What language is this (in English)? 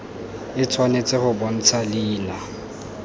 Tswana